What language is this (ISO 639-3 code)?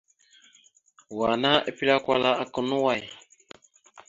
mxu